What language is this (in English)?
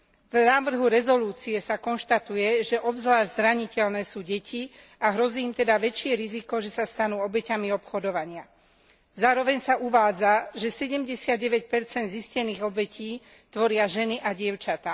Slovak